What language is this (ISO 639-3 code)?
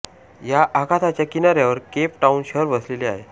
mar